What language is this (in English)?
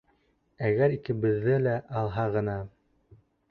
Bashkir